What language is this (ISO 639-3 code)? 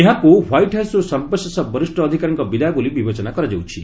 ori